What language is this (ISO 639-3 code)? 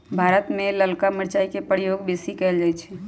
mag